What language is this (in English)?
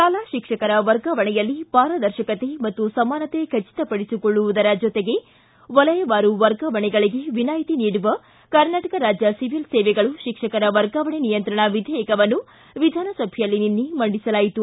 Kannada